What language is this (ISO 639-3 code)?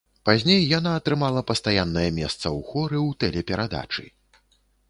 bel